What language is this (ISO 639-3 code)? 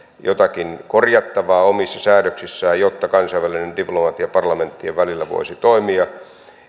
fin